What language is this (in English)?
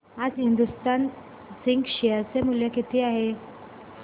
Marathi